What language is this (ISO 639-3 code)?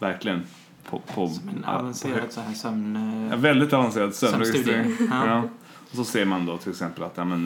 swe